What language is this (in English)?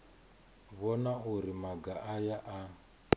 Venda